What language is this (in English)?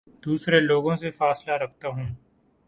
Urdu